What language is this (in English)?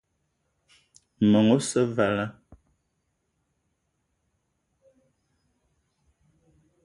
Eton (Cameroon)